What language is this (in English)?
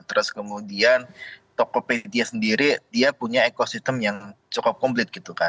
Indonesian